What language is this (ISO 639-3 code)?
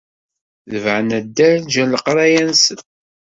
kab